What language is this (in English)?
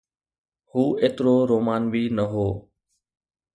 Sindhi